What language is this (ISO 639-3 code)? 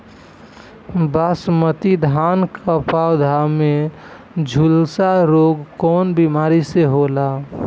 bho